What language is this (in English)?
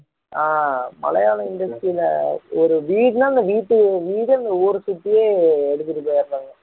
Tamil